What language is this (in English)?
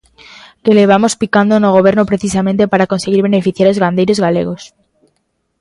Galician